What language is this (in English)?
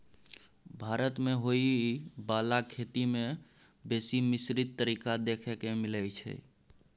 Maithili